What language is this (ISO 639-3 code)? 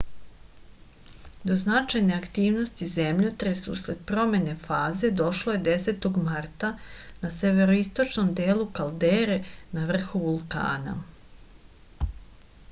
srp